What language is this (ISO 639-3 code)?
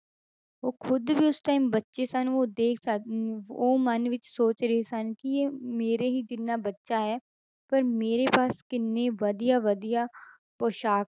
pan